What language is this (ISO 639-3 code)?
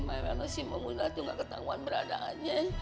ind